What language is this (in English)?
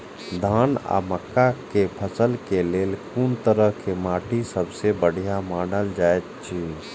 Maithili